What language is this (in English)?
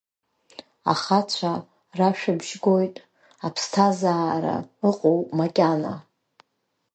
Abkhazian